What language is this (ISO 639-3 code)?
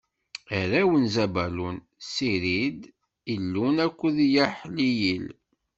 kab